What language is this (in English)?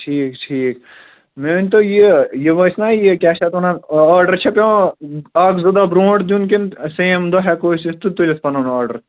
Kashmiri